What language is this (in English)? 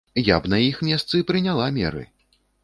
Belarusian